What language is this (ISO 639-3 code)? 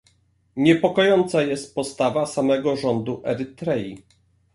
pol